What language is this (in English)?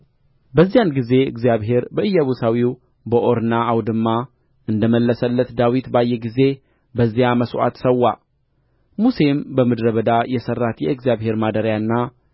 Amharic